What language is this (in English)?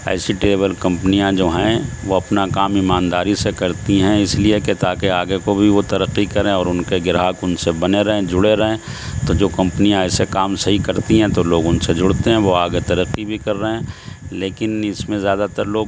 Urdu